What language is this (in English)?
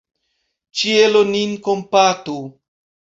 Esperanto